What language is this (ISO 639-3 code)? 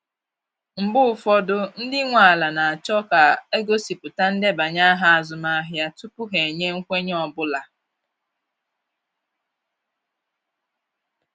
ibo